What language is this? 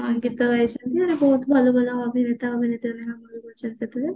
Odia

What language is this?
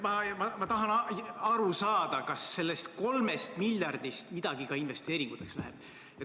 Estonian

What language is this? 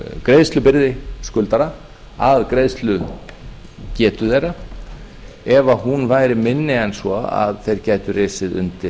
Icelandic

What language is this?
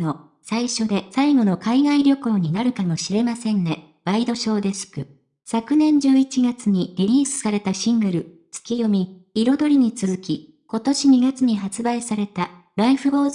Japanese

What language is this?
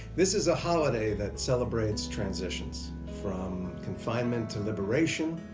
English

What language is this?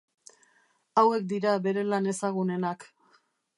Basque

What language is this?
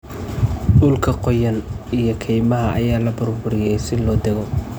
Somali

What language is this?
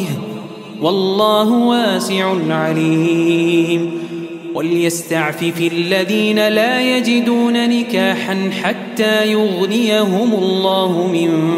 Arabic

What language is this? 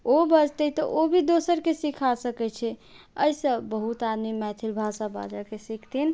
Maithili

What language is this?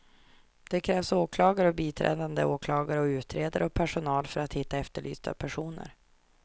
Swedish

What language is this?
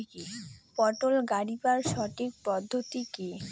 Bangla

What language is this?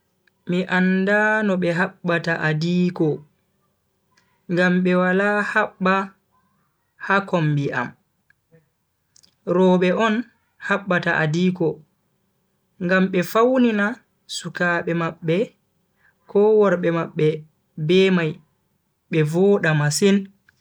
Bagirmi Fulfulde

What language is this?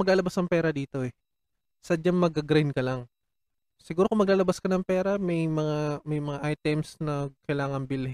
Filipino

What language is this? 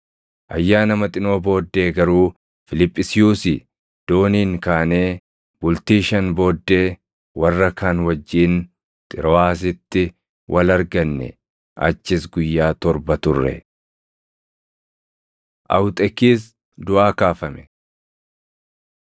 Oromo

